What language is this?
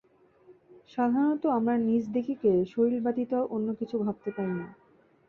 Bangla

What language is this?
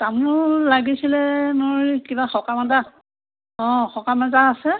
Assamese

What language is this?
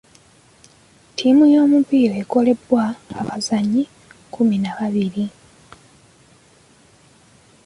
Ganda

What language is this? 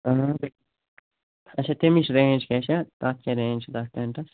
Kashmiri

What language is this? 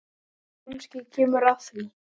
Icelandic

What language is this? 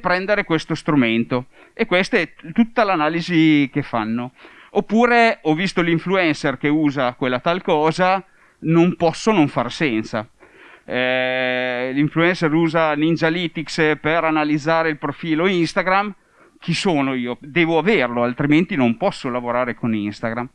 Italian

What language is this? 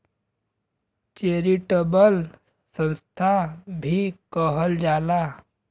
Bhojpuri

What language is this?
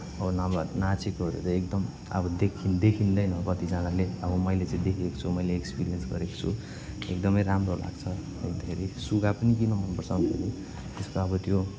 Nepali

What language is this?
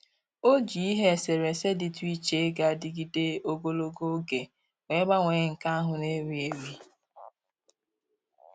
Igbo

